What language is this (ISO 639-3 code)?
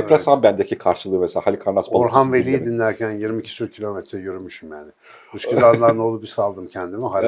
tur